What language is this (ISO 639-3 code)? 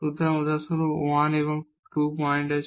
ben